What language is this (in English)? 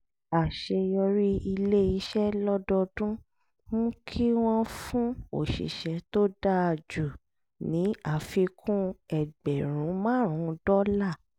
Yoruba